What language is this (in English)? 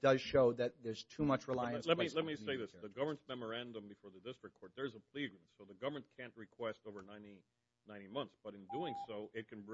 English